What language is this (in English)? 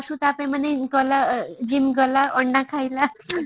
Odia